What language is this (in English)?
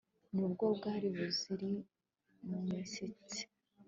Kinyarwanda